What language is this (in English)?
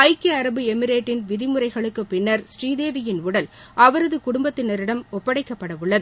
Tamil